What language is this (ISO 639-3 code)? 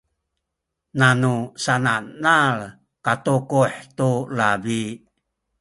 szy